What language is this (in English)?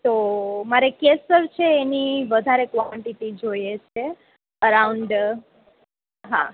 Gujarati